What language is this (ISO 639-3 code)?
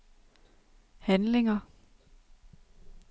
dan